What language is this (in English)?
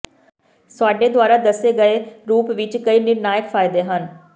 Punjabi